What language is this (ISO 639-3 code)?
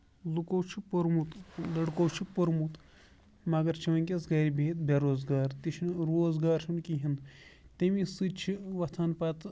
kas